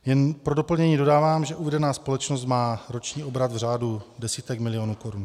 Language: Czech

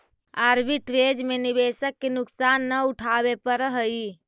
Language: Magahi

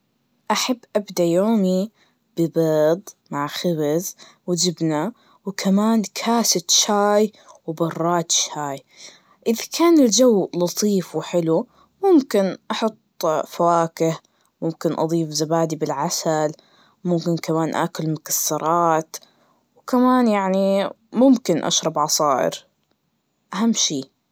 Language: Najdi Arabic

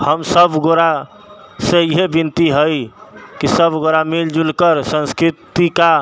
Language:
Maithili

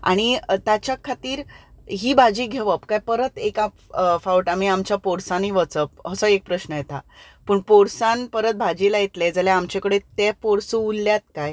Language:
Konkani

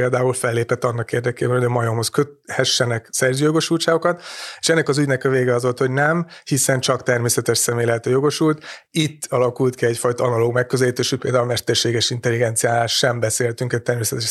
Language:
Hungarian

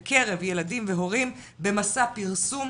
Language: Hebrew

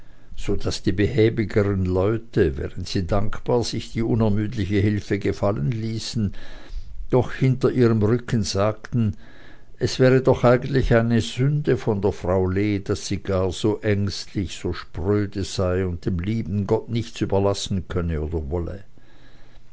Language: German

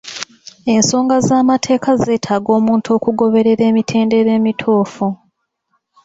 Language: Ganda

